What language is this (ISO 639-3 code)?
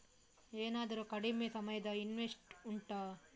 kan